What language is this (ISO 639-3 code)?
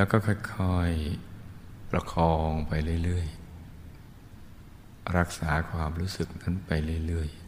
tha